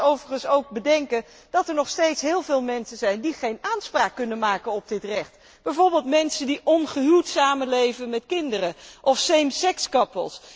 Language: Dutch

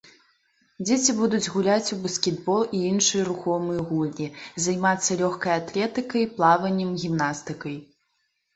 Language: Belarusian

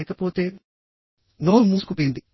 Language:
Telugu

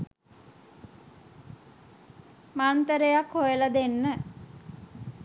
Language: Sinhala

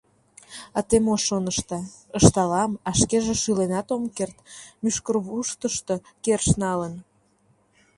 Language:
Mari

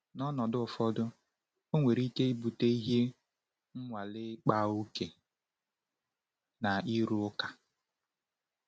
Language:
Igbo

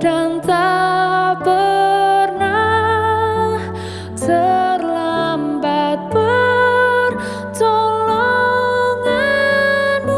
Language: Indonesian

